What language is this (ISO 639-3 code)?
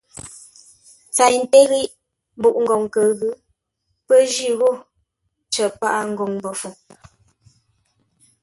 nla